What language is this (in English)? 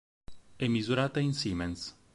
Italian